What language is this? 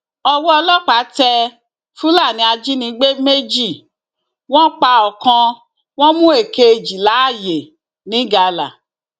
Yoruba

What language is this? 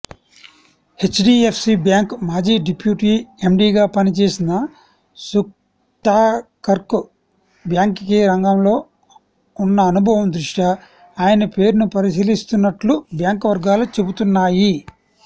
Telugu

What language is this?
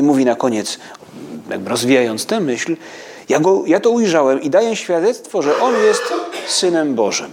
Polish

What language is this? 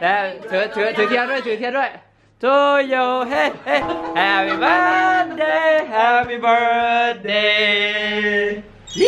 Thai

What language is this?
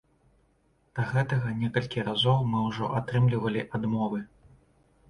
Belarusian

